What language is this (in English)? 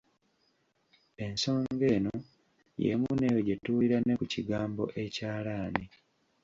Ganda